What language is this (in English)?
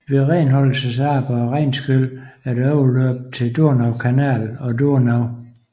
Danish